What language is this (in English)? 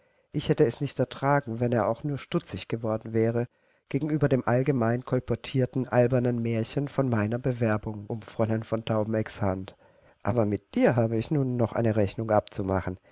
German